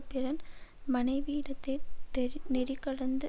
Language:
Tamil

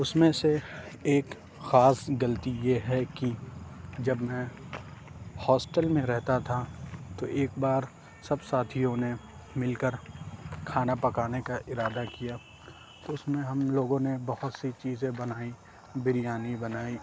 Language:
Urdu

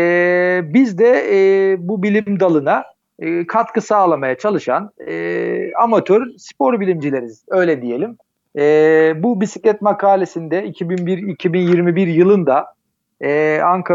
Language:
Turkish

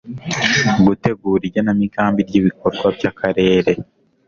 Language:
Kinyarwanda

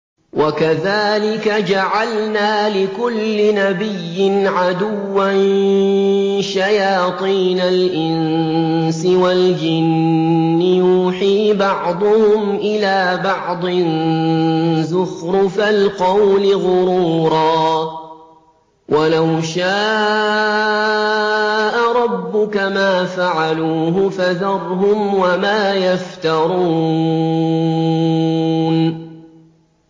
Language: Arabic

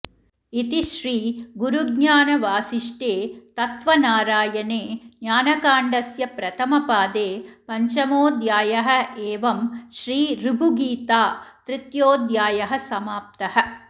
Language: Sanskrit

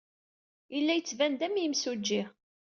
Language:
Kabyle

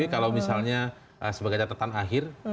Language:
Indonesian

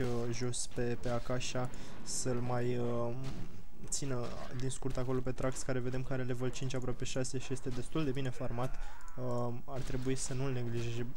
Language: Romanian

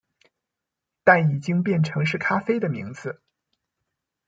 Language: Chinese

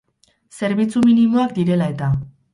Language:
Basque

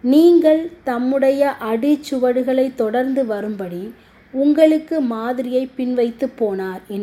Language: Tamil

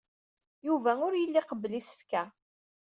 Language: Kabyle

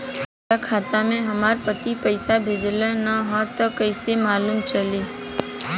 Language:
Bhojpuri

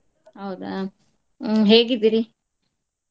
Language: Kannada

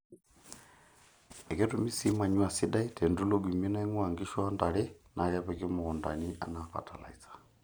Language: Masai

